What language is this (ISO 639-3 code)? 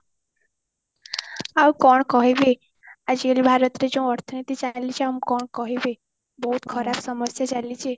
ori